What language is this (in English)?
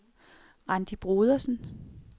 Danish